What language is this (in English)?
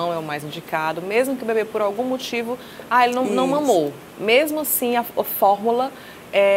Portuguese